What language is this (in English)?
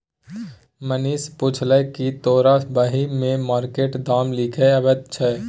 Maithili